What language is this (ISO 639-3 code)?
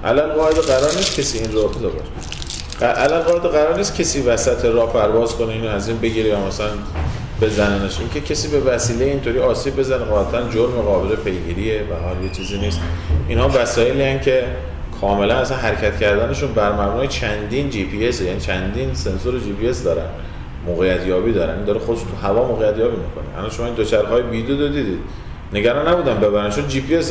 fas